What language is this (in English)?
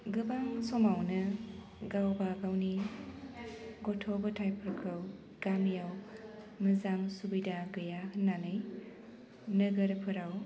Bodo